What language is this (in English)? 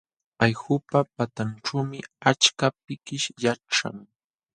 Jauja Wanca Quechua